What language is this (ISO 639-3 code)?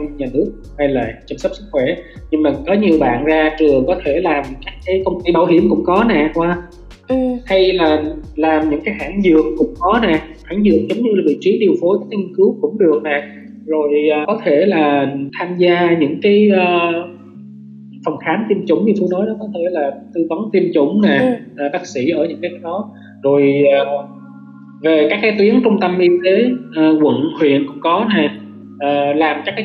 vie